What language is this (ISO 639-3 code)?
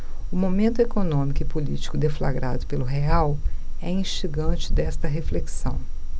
por